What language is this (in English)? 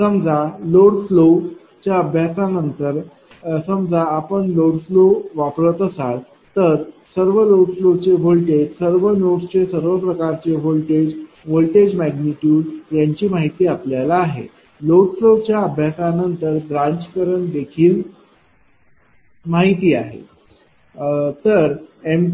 Marathi